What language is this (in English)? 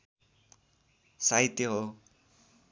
Nepali